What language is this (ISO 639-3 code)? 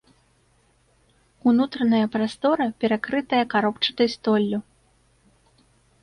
bel